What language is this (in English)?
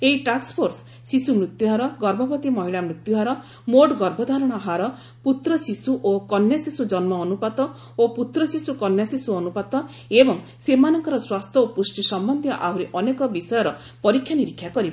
Odia